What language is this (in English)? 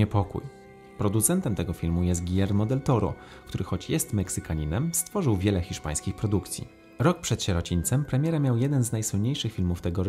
Polish